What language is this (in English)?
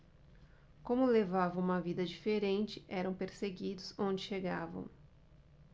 Portuguese